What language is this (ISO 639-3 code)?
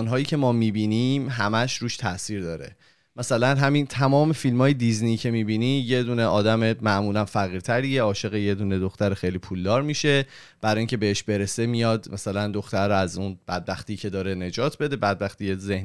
fas